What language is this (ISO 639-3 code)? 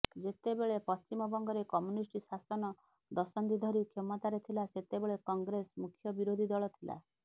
ori